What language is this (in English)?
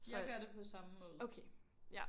Danish